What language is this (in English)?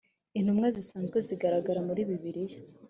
Kinyarwanda